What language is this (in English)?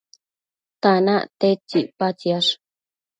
Matsés